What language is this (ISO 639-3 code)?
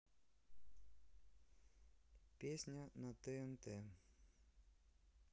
rus